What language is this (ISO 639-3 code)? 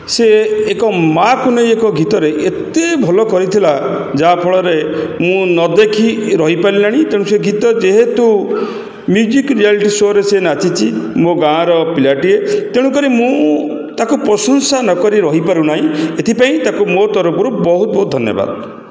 ori